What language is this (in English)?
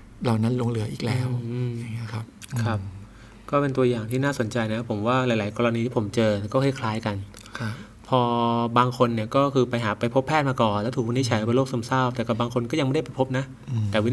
Thai